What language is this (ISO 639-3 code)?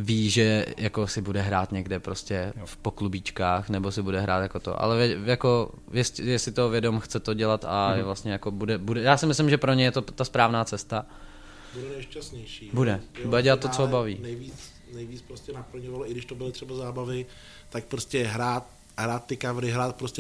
ces